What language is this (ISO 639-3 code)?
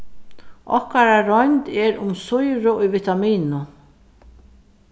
fao